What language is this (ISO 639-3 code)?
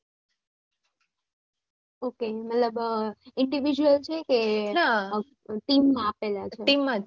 guj